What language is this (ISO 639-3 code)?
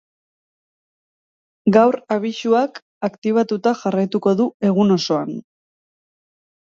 eus